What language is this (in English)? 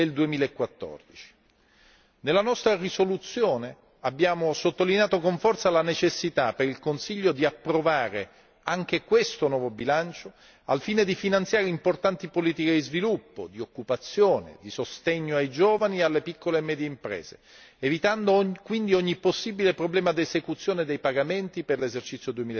Italian